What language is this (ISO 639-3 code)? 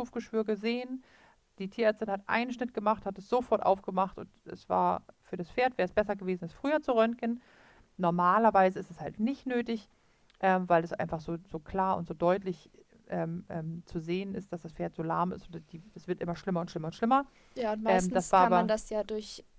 deu